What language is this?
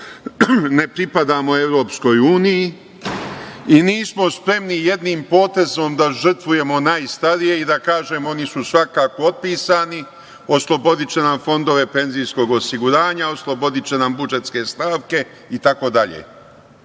Serbian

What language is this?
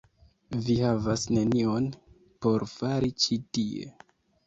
Esperanto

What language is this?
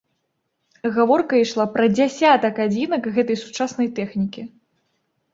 Belarusian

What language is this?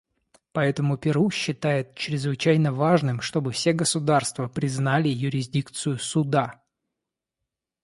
Russian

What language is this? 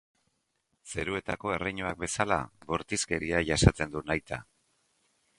Basque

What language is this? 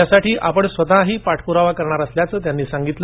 Marathi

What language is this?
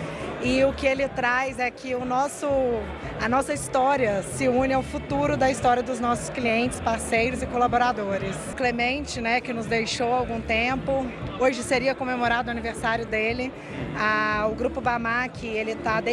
Portuguese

